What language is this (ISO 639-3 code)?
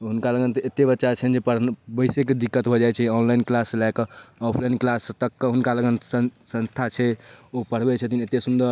mai